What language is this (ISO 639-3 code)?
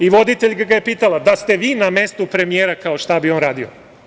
srp